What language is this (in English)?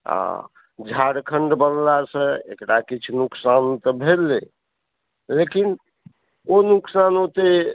Maithili